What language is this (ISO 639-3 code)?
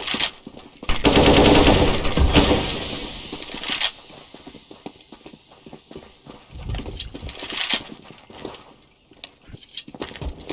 nld